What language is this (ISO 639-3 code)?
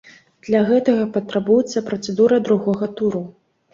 bel